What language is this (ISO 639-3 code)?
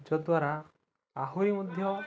ori